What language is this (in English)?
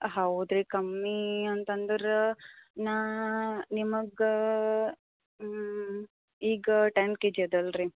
Kannada